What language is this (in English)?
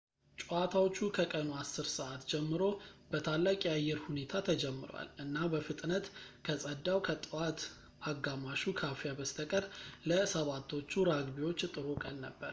Amharic